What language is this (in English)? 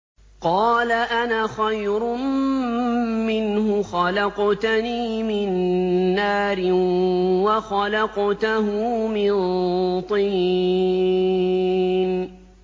Arabic